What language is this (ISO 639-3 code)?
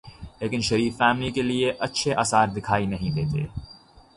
urd